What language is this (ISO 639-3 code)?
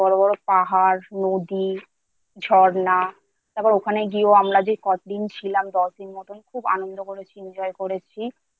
ben